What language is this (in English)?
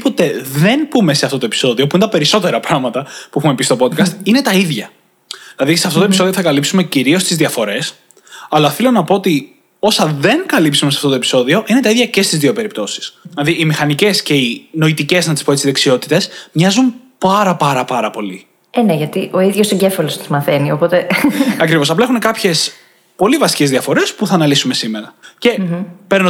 Greek